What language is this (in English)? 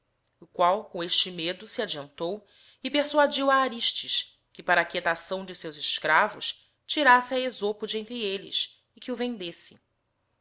Portuguese